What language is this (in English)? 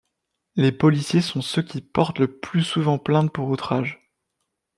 French